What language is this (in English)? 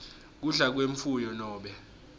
Swati